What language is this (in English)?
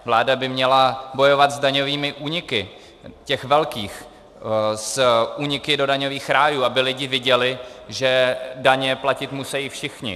Czech